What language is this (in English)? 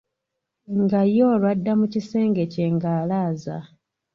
Ganda